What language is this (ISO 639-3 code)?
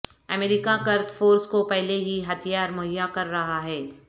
urd